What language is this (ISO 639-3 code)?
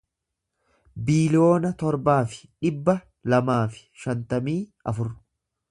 orm